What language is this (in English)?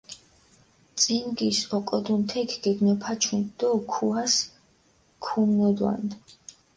Mingrelian